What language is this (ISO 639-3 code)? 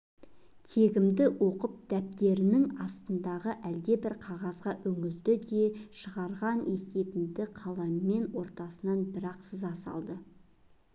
kaz